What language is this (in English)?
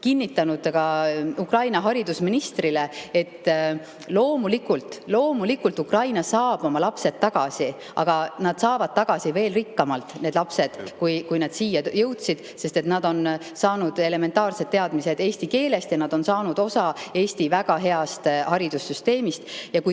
Estonian